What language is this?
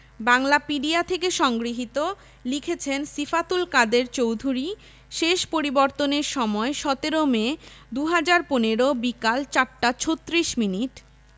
Bangla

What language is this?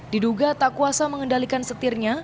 Indonesian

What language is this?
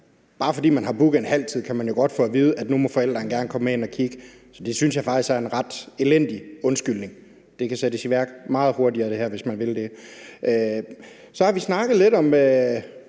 Danish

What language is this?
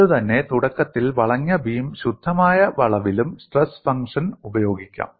Malayalam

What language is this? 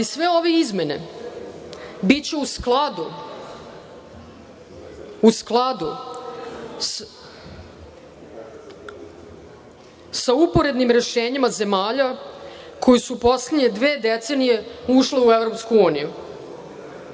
Serbian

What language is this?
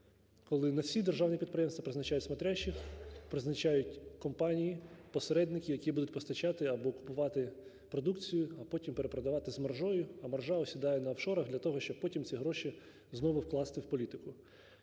Ukrainian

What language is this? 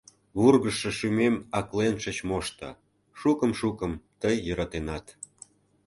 Mari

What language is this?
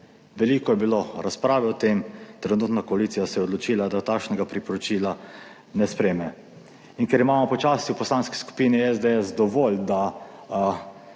Slovenian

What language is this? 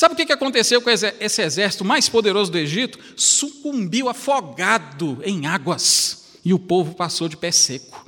Portuguese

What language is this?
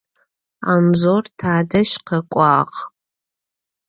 Adyghe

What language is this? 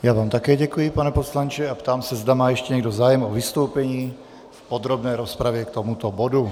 Czech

